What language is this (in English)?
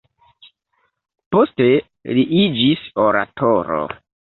Esperanto